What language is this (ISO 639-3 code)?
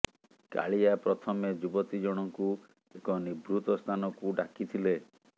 ori